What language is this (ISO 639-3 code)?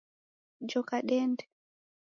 dav